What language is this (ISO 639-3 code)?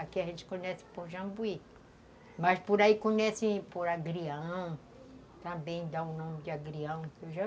por